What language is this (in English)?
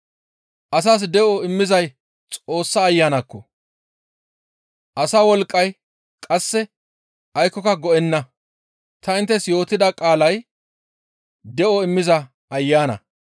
Gamo